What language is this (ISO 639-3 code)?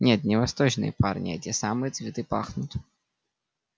rus